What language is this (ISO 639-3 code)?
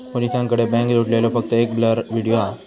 mar